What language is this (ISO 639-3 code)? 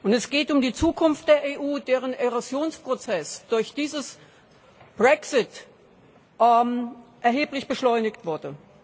deu